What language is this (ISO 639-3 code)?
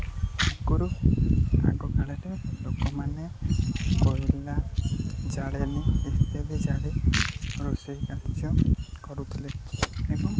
ori